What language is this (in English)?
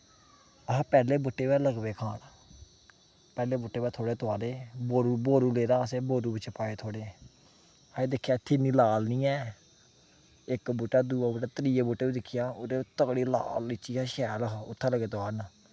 Dogri